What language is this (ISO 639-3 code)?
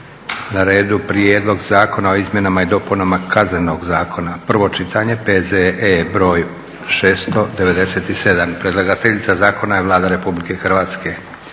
hrv